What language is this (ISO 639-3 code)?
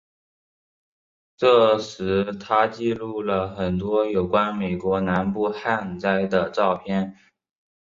zho